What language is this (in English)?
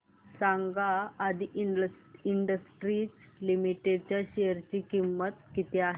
Marathi